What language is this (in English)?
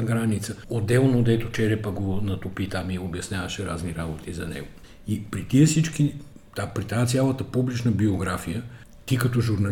Bulgarian